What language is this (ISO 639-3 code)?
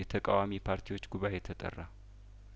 amh